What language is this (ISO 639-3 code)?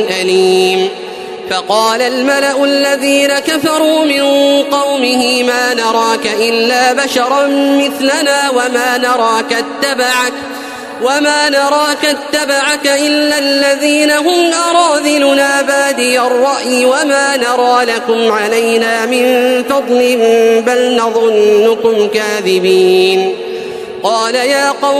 ara